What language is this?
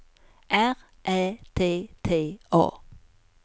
Swedish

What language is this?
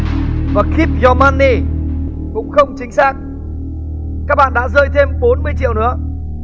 Vietnamese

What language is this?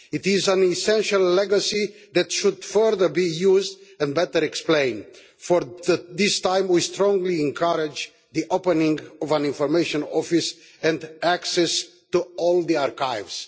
English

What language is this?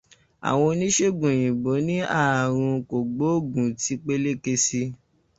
Yoruba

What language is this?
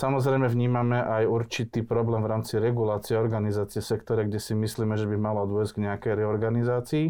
Slovak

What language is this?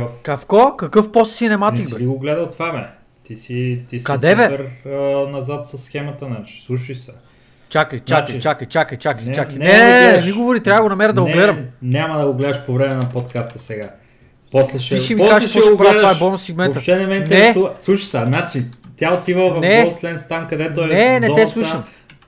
Bulgarian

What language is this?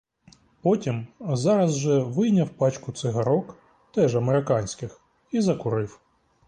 Ukrainian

